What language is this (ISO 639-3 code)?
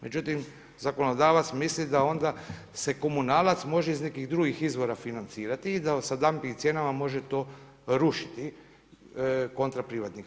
hrv